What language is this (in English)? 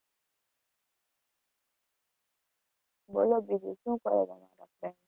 Gujarati